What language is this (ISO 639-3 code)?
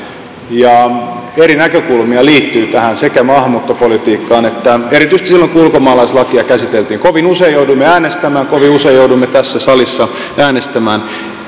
fin